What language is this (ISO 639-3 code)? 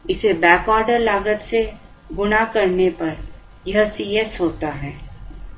hin